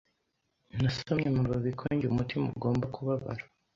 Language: Kinyarwanda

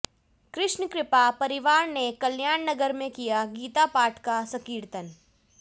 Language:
Hindi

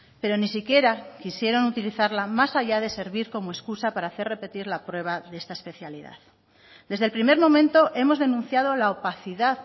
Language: Spanish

